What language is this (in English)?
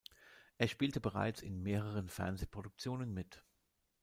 German